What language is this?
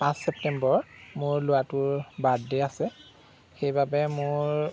Assamese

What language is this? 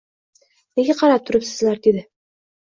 Uzbek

